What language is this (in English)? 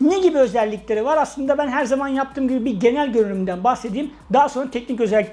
Turkish